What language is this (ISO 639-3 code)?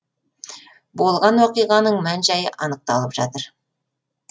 kaz